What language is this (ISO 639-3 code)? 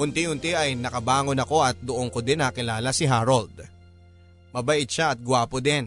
fil